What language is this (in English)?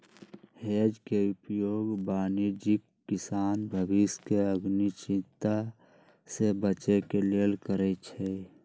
Magahi